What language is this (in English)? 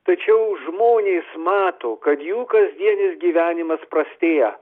Lithuanian